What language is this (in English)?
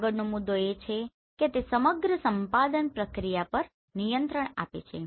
Gujarati